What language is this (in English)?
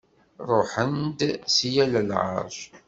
Kabyle